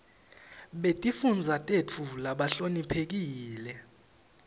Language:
Swati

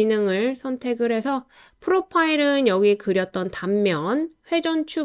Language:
Korean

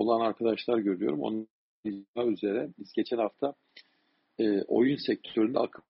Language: Turkish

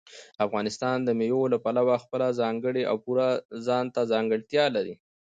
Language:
Pashto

